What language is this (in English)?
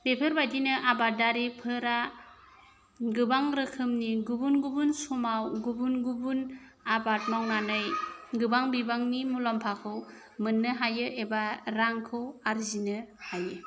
Bodo